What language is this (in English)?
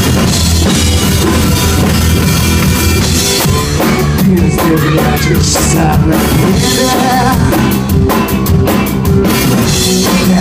Ukrainian